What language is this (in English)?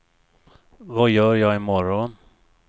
Swedish